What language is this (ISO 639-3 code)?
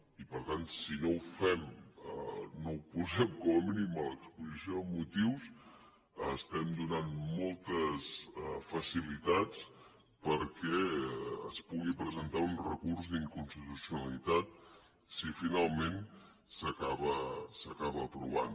cat